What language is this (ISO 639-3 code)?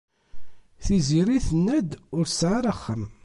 kab